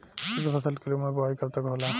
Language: Bhojpuri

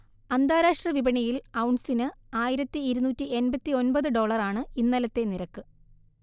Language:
Malayalam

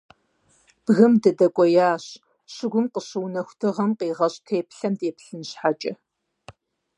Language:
Kabardian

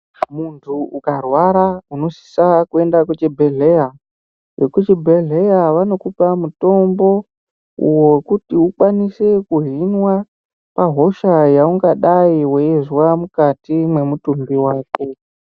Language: Ndau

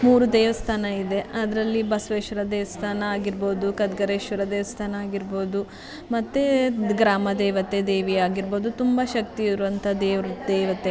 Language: Kannada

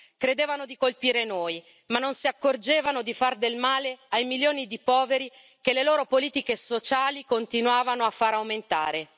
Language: Italian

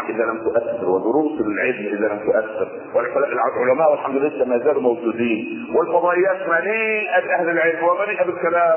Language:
Arabic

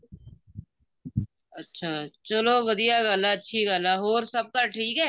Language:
Punjabi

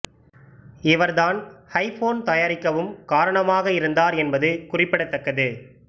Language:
Tamil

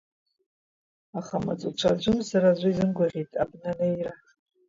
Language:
Abkhazian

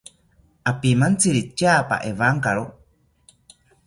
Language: South Ucayali Ashéninka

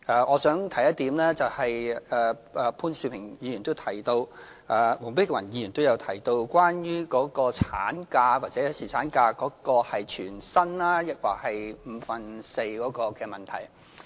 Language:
Cantonese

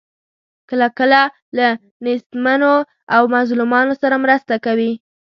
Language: Pashto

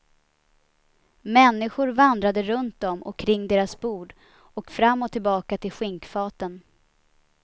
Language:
Swedish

